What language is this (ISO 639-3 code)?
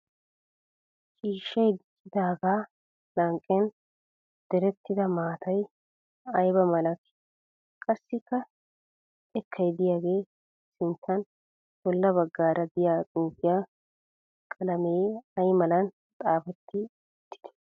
wal